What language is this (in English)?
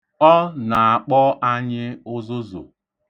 Igbo